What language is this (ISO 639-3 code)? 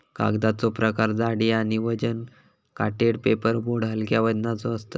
mar